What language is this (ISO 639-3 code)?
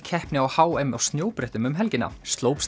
isl